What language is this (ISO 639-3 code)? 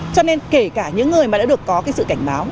vie